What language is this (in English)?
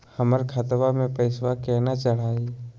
Magahi